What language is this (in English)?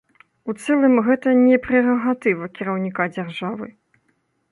Belarusian